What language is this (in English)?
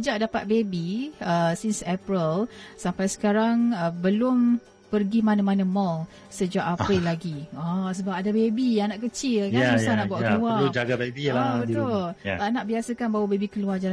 Malay